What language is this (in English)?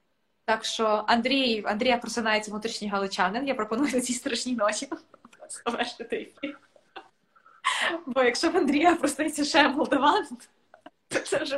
Ukrainian